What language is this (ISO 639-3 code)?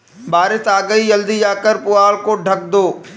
hin